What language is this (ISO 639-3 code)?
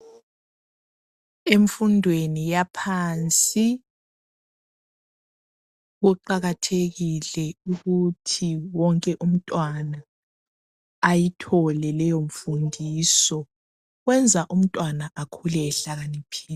nde